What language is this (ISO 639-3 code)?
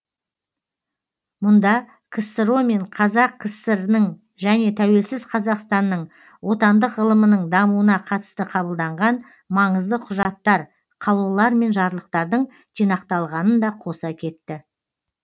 kaz